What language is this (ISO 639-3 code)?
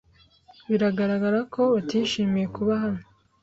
kin